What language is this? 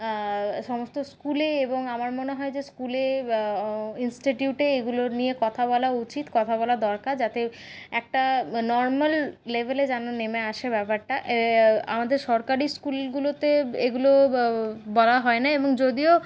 Bangla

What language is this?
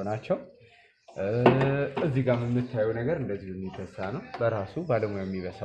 Turkish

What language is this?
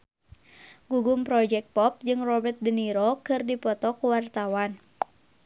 Sundanese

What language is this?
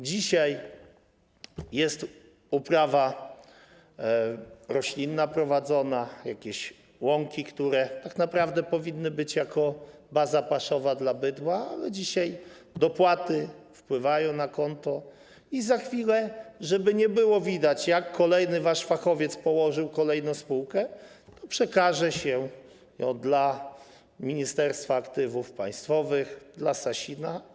Polish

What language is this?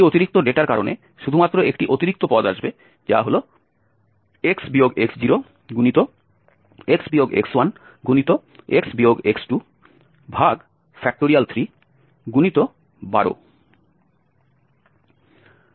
Bangla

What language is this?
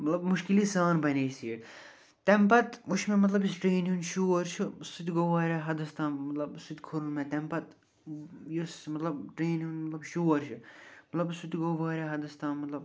Kashmiri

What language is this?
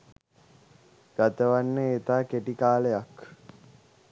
Sinhala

